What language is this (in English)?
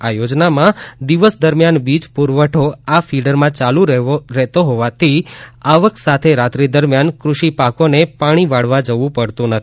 Gujarati